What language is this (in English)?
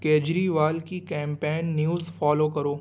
Urdu